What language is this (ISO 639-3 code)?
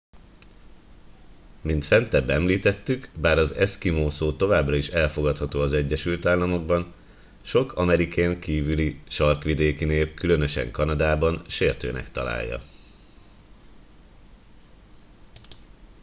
hun